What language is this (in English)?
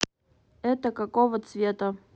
Russian